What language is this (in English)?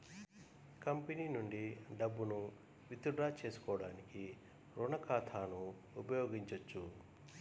Telugu